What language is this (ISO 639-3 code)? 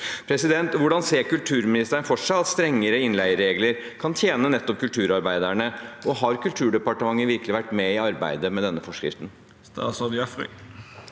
nor